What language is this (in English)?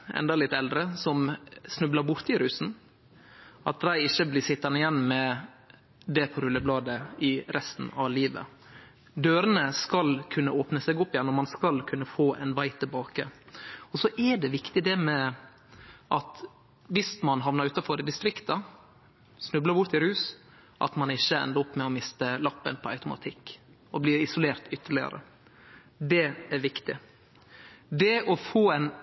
Norwegian Nynorsk